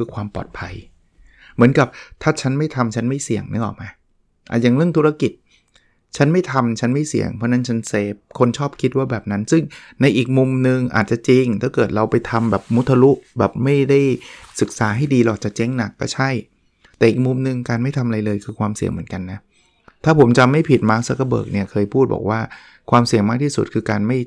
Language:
Thai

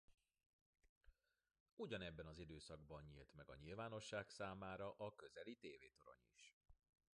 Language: Hungarian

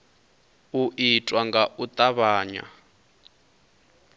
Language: Venda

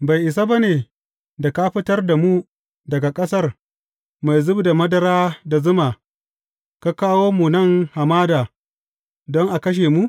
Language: Hausa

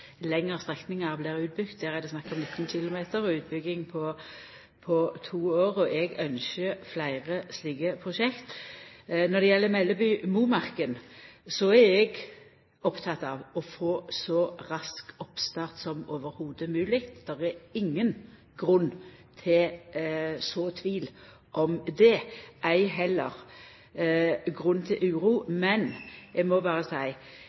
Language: Norwegian Nynorsk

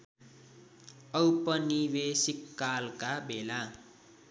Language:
Nepali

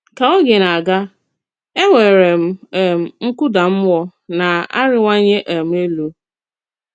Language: Igbo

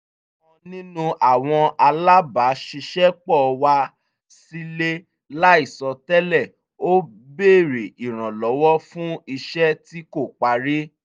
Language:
Yoruba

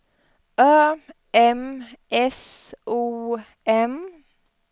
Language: Swedish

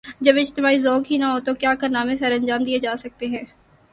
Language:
Urdu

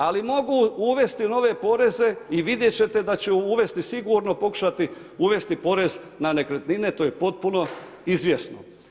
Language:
Croatian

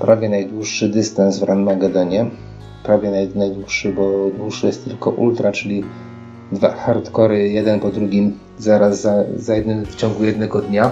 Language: Polish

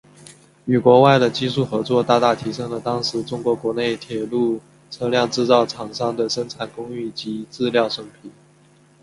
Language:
Chinese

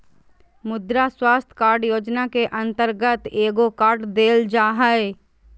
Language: Magahi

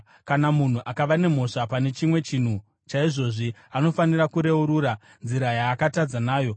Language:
Shona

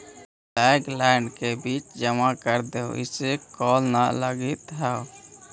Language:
Magahi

